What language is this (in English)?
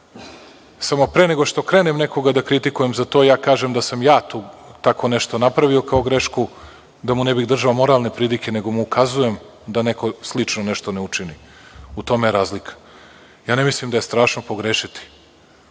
Serbian